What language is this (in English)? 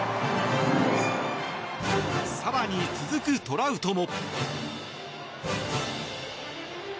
Japanese